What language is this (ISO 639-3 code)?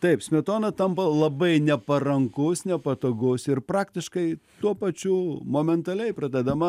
lit